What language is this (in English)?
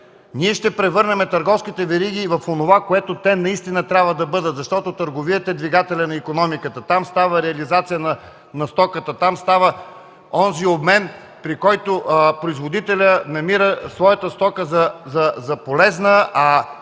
Bulgarian